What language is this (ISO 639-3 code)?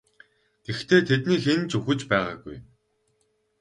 mon